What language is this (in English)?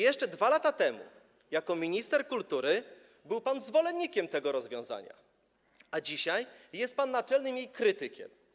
Polish